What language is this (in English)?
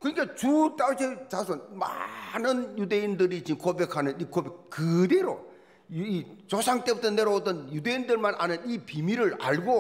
Korean